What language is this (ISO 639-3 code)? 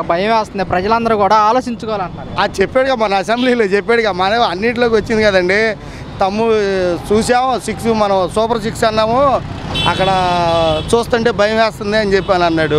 tel